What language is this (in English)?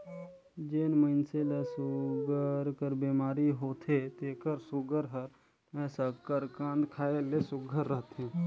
Chhattisgarhi